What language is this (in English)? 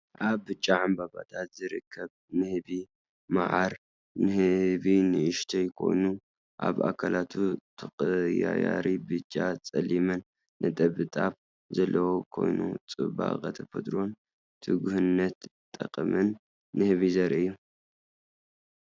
Tigrinya